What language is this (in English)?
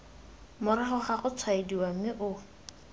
Tswana